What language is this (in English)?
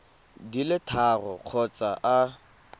Tswana